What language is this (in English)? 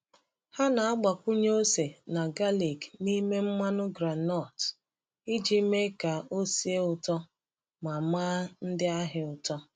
Igbo